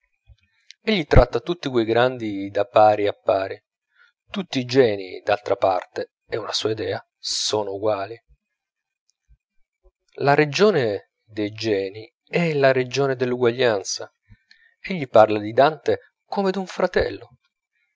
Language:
Italian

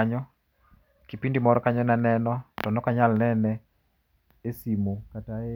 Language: Luo (Kenya and Tanzania)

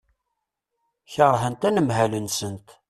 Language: Kabyle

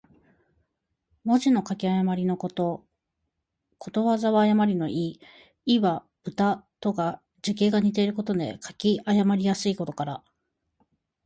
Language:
Japanese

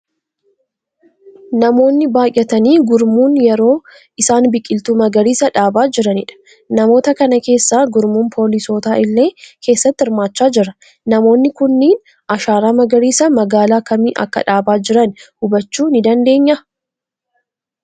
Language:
Oromo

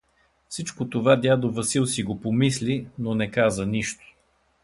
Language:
Bulgarian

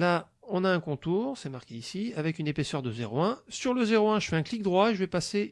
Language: French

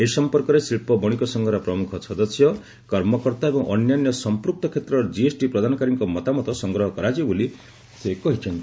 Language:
Odia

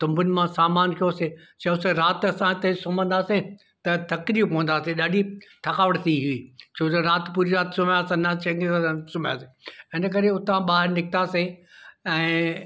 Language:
Sindhi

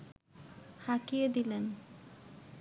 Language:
Bangla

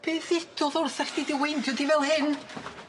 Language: Welsh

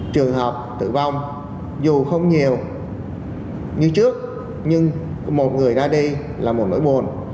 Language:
Vietnamese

